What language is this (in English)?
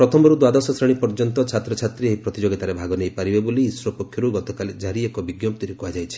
Odia